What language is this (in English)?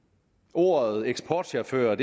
Danish